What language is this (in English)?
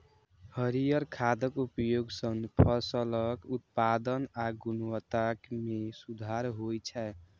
Maithili